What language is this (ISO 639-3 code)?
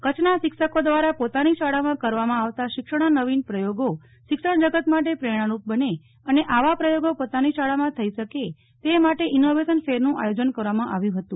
guj